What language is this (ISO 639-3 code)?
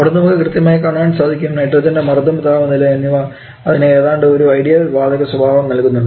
mal